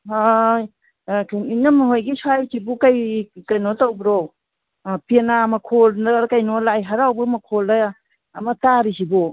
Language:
Manipuri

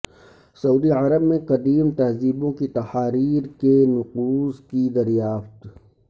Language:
Urdu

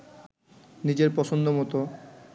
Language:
Bangla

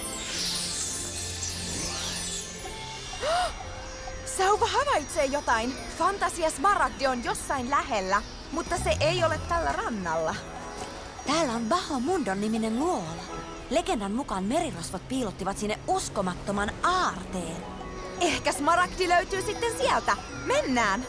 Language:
Finnish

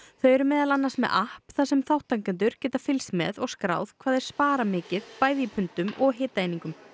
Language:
Icelandic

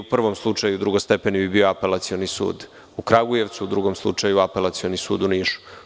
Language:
Serbian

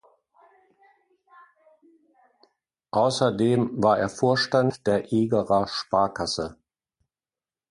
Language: German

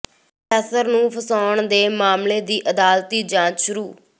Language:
Punjabi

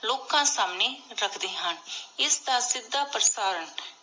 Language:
Punjabi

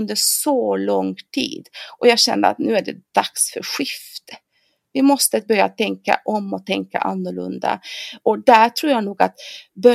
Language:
Swedish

